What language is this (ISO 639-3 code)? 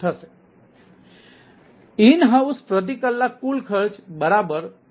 guj